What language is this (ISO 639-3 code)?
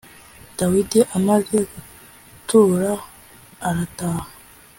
kin